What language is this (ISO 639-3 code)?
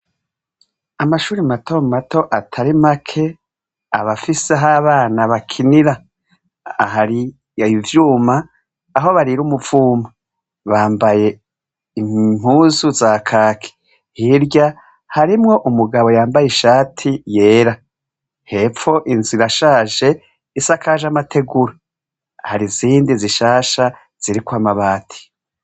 run